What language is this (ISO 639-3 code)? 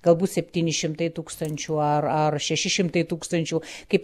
lit